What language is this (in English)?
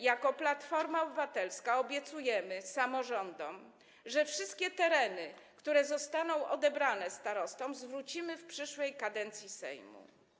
Polish